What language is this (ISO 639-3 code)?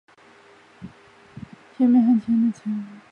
zho